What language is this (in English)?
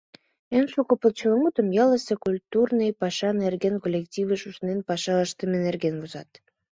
Mari